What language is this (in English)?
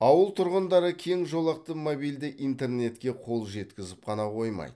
Kazakh